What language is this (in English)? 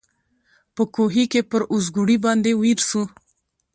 Pashto